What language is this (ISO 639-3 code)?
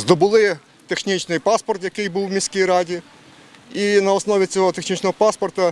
ukr